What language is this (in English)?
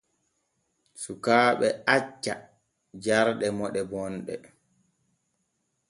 Borgu Fulfulde